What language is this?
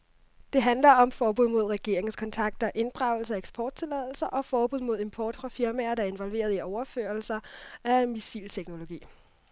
Danish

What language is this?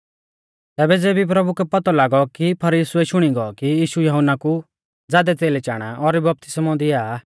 Mahasu Pahari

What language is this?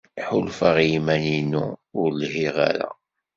Kabyle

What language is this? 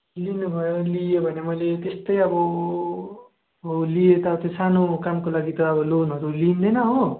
Nepali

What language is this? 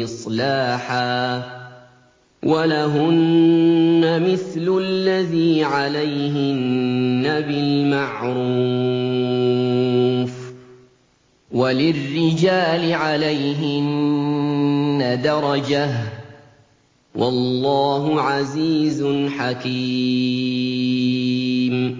Arabic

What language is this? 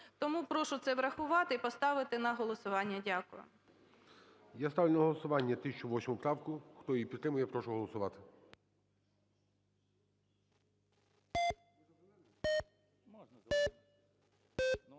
Ukrainian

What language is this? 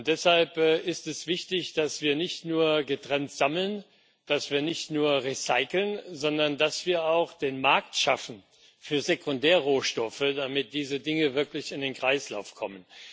German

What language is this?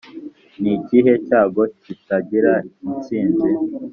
Kinyarwanda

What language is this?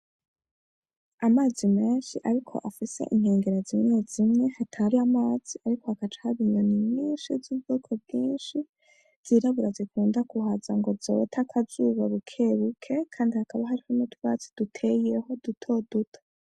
Rundi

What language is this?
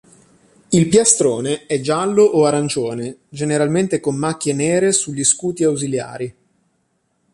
Italian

